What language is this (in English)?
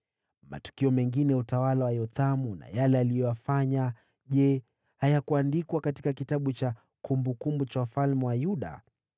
Swahili